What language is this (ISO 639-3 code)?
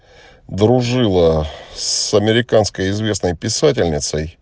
rus